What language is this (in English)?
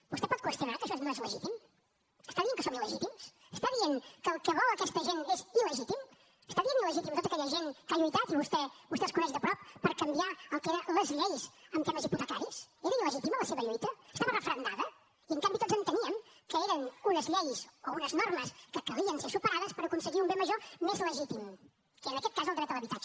Catalan